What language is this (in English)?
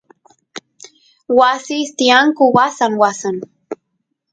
Santiago del Estero Quichua